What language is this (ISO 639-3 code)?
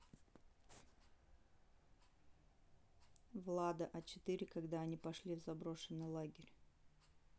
rus